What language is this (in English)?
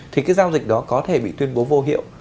Vietnamese